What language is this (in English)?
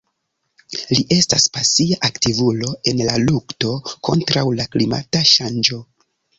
Esperanto